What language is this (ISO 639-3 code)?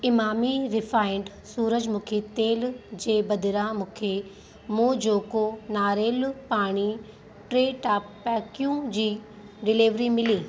snd